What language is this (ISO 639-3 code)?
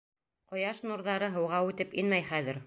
bak